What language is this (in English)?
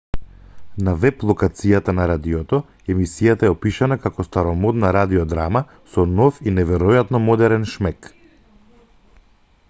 Macedonian